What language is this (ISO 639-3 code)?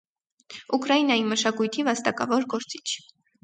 hye